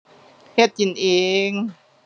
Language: Thai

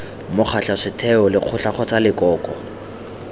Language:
Tswana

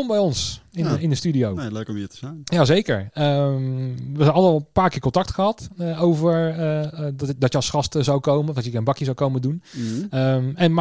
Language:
Dutch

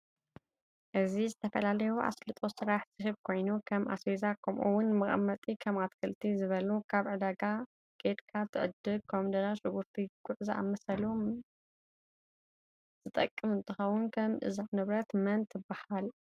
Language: Tigrinya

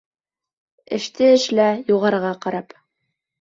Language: Bashkir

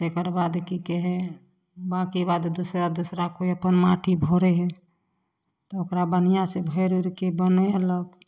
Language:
Maithili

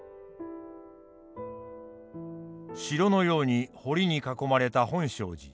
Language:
Japanese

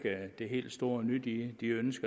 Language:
Danish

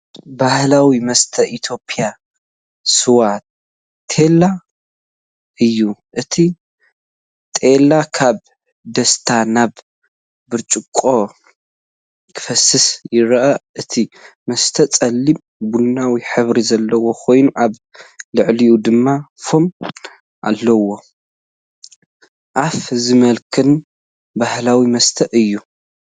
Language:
Tigrinya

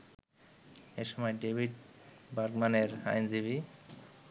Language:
Bangla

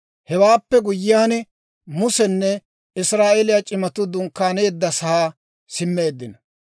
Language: Dawro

